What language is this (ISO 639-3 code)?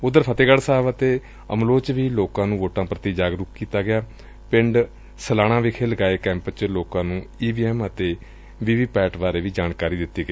pan